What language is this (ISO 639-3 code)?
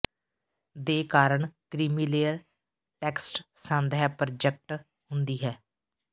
pan